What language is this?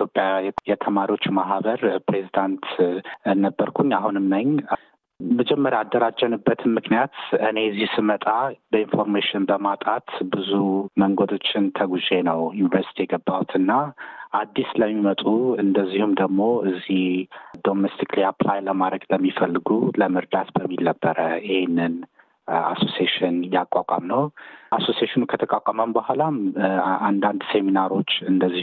Amharic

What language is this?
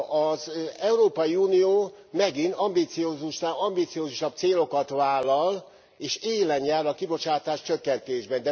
Hungarian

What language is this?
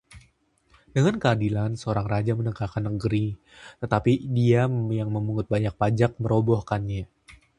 Indonesian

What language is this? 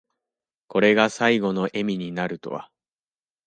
Japanese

